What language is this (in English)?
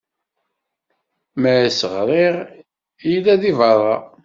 Kabyle